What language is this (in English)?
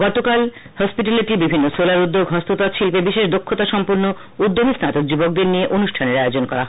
Bangla